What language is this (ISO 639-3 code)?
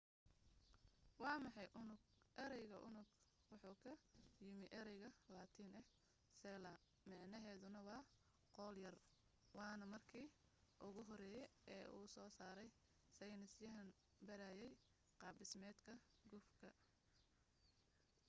som